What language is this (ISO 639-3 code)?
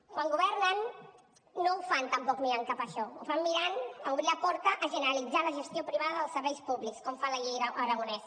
cat